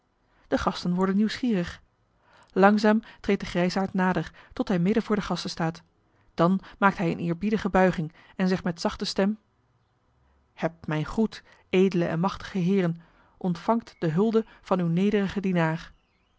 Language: Dutch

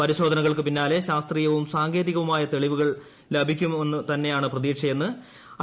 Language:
Malayalam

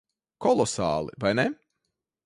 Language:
Latvian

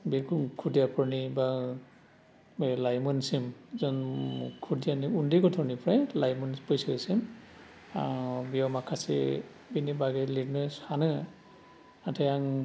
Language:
Bodo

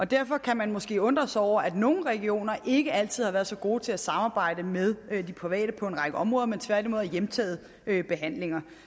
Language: Danish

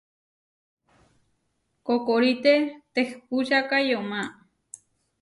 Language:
Huarijio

